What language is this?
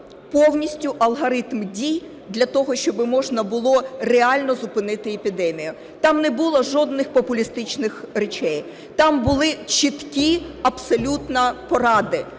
Ukrainian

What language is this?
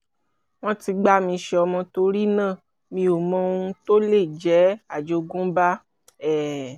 Yoruba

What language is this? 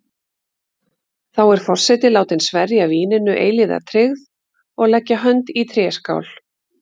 Icelandic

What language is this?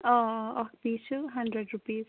Kashmiri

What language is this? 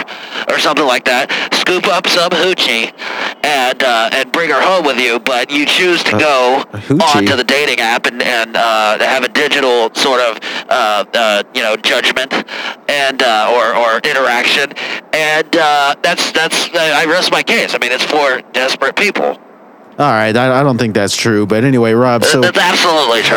English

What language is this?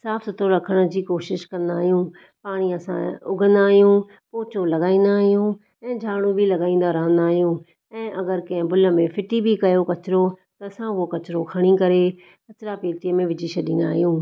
Sindhi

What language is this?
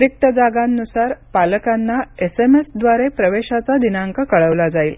Marathi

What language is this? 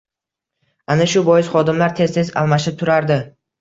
Uzbek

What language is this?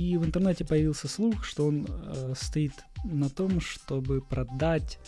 Russian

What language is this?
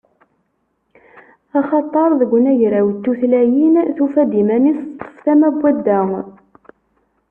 Kabyle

